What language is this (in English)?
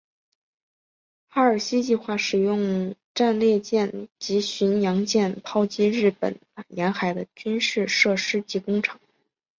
Chinese